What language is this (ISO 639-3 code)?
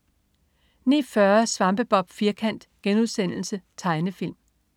dan